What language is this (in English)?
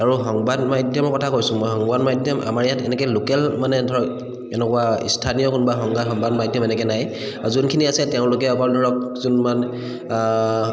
Assamese